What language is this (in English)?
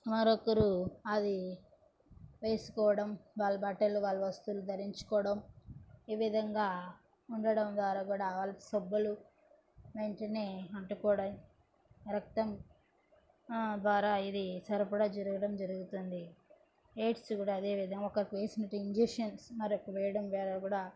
Telugu